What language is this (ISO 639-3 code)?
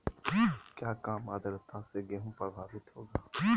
mag